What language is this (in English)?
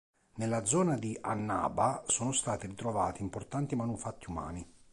Italian